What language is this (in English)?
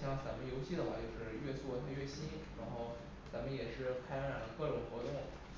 Chinese